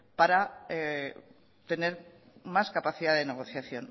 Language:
Spanish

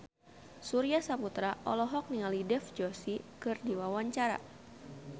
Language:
Sundanese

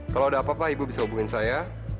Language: Indonesian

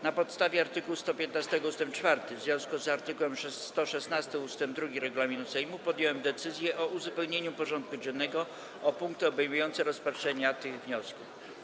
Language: Polish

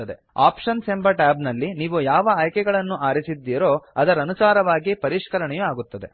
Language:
Kannada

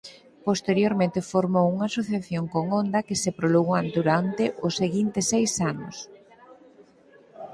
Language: Galician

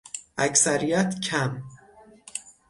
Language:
Persian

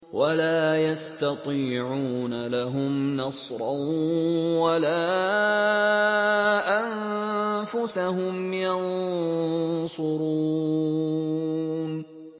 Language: Arabic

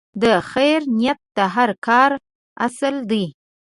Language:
Pashto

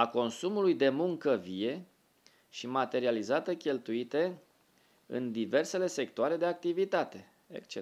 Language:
Romanian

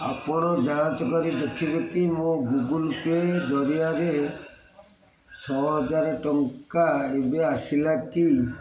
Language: Odia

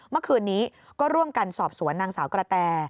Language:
Thai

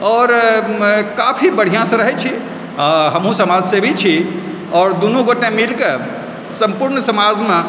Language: Maithili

